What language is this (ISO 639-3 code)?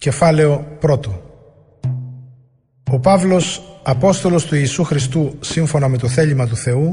ell